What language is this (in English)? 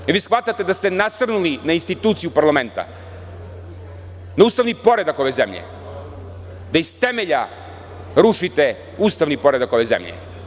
Serbian